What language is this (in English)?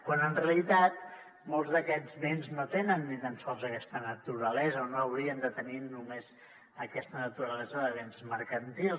Catalan